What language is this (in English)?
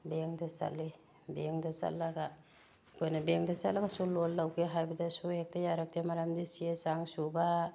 Manipuri